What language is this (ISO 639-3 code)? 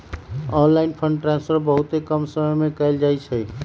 mag